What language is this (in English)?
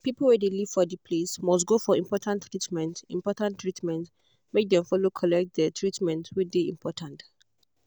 Nigerian Pidgin